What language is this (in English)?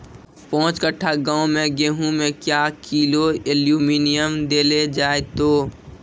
Maithili